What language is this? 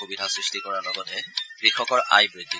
Assamese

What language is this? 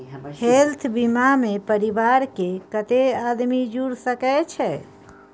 Maithili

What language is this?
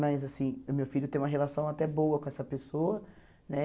Portuguese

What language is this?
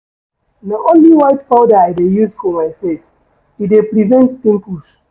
Nigerian Pidgin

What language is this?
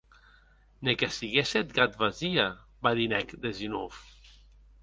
Occitan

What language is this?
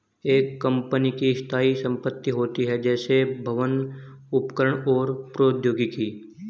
Hindi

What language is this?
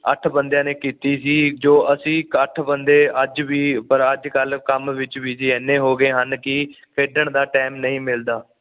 Punjabi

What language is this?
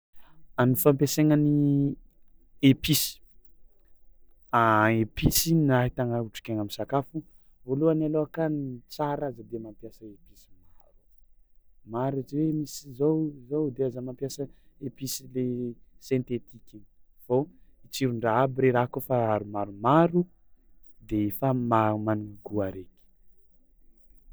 Tsimihety Malagasy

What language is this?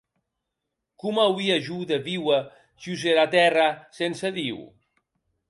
Occitan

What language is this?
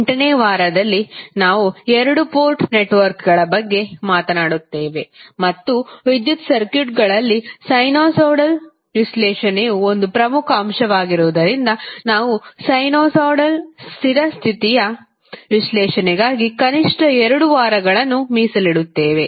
Kannada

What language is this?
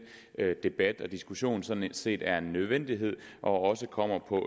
Danish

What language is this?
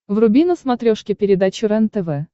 Russian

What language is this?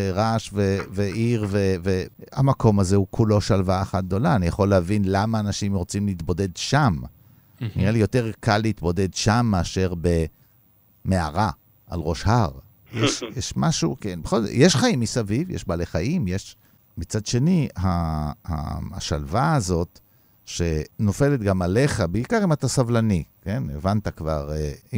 Hebrew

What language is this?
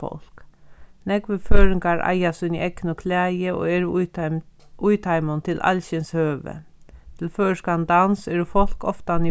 Faroese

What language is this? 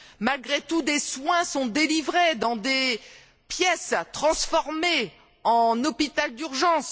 French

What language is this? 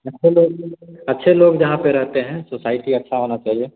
Hindi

